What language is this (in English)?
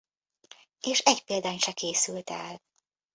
Hungarian